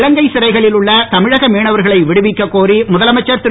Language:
Tamil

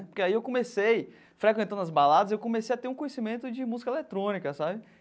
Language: Portuguese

